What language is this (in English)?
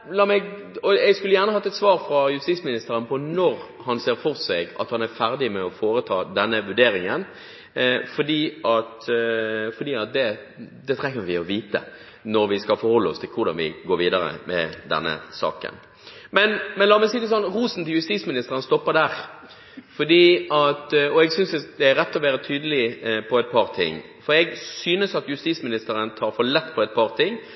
Norwegian Bokmål